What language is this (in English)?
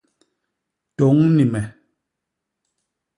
Basaa